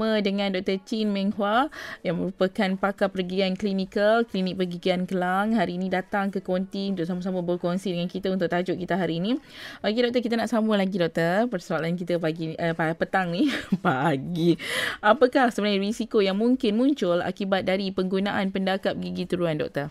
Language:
Malay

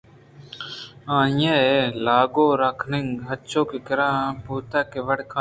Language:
Eastern Balochi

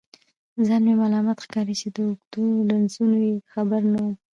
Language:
Pashto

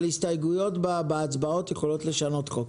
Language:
Hebrew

